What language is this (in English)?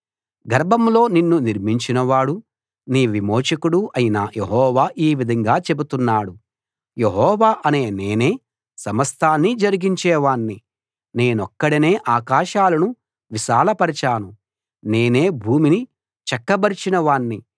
Telugu